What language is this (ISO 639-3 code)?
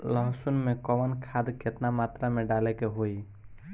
bho